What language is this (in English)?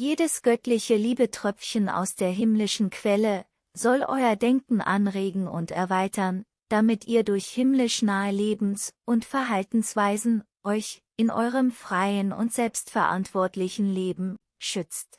German